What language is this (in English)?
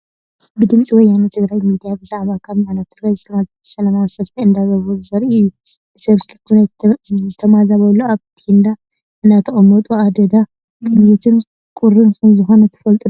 Tigrinya